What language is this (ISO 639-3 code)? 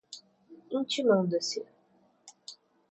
por